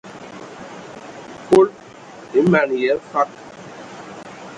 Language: Ewondo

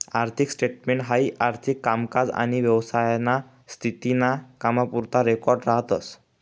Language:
Marathi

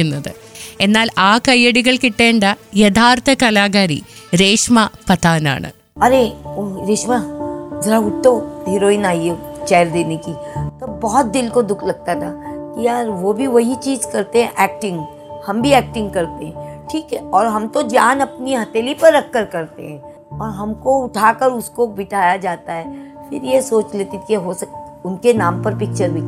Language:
Malayalam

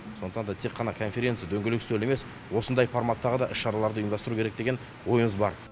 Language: Kazakh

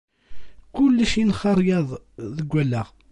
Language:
Kabyle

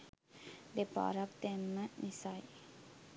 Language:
Sinhala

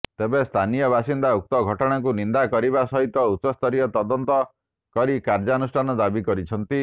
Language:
Odia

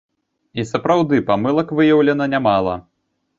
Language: Belarusian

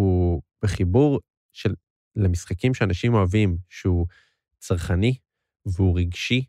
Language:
Hebrew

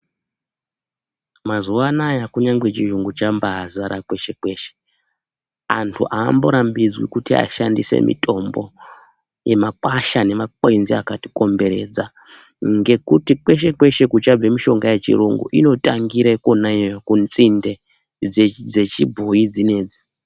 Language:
Ndau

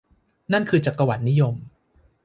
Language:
Thai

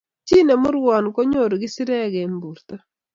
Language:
Kalenjin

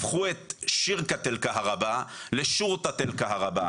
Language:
Hebrew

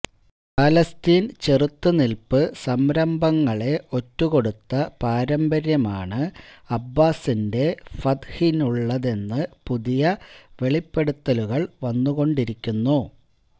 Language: Malayalam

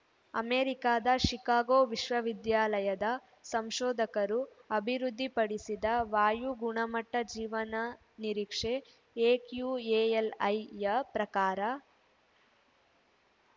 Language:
Kannada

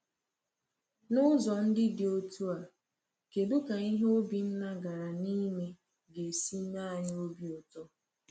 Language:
Igbo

